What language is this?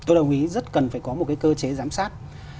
Vietnamese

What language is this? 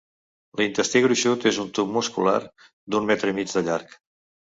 Catalan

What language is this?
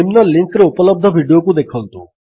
Odia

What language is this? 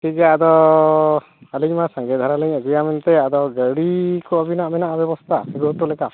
Santali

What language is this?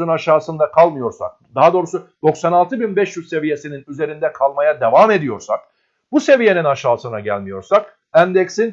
Turkish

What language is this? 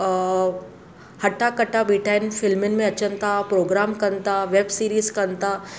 Sindhi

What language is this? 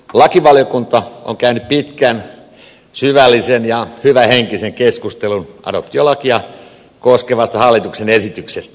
Finnish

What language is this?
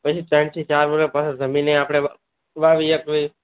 Gujarati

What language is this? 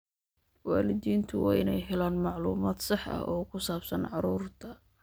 Somali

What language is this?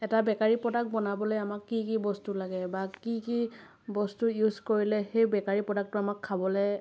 Assamese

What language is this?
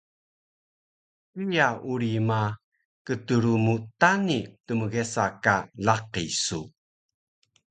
Taroko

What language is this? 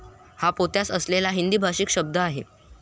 Marathi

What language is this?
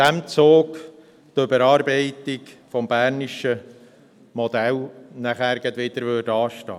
Swiss German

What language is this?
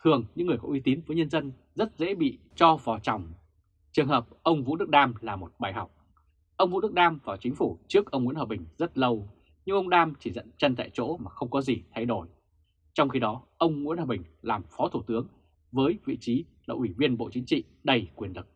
Vietnamese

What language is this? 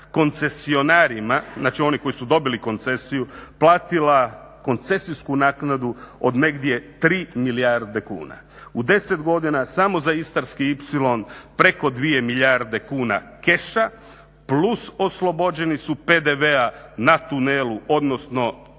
Croatian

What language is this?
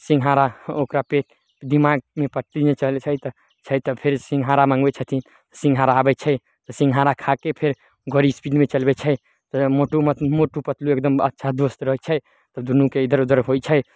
Maithili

